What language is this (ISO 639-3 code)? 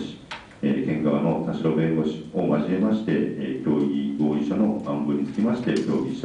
jpn